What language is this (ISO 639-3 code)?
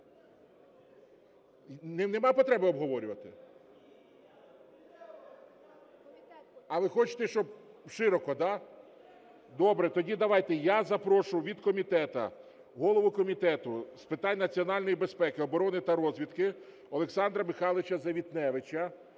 ukr